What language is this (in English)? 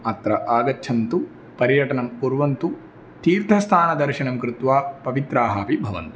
Sanskrit